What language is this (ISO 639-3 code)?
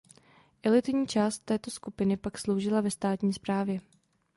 ces